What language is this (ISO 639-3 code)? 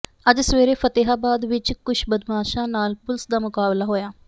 pan